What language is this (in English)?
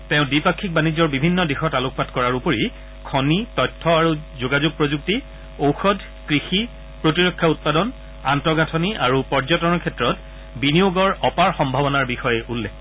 Assamese